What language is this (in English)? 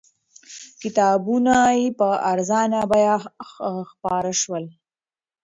Pashto